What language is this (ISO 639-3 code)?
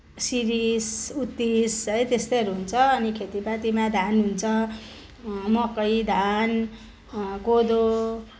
nep